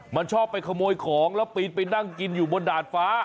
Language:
Thai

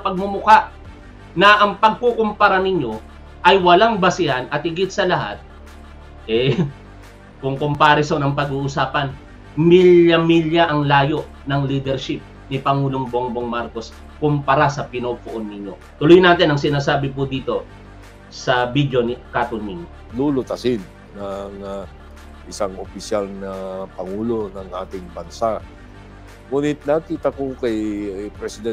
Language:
Filipino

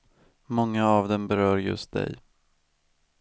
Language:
Swedish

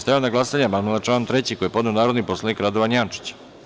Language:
Serbian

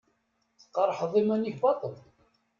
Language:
Kabyle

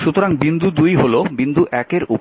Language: Bangla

